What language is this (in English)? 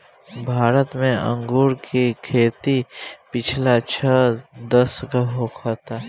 Bhojpuri